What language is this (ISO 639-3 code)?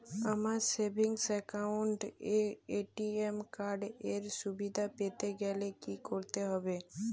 ben